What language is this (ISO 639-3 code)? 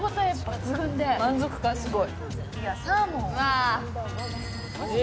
jpn